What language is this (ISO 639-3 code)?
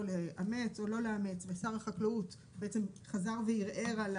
heb